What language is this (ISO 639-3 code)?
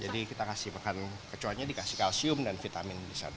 ind